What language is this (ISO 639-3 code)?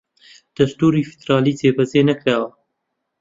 ckb